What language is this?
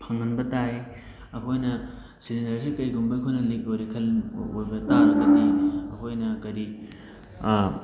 Manipuri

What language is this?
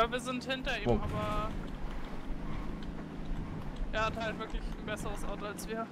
German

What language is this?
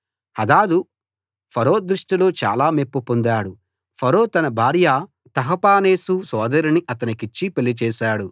Telugu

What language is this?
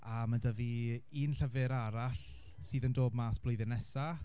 Welsh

